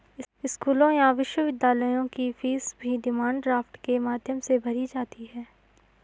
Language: Hindi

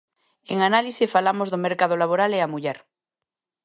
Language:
Galician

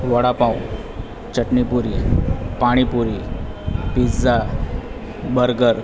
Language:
Gujarati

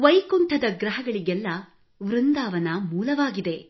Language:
Kannada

